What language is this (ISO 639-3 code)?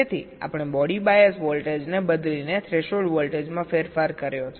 guj